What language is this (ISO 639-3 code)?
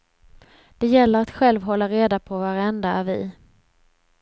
swe